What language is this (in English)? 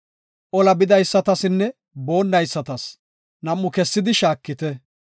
Gofa